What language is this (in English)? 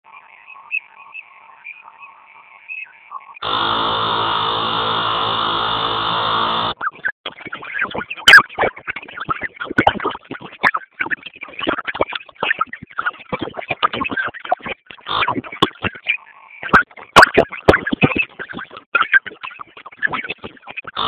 Swahili